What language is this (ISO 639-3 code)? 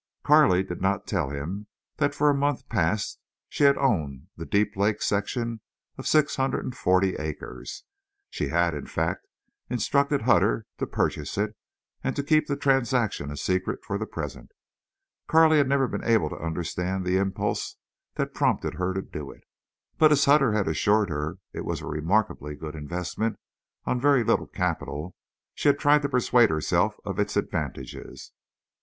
eng